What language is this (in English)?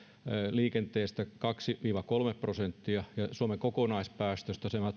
Finnish